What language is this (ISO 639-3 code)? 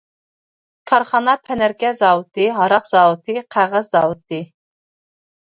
uig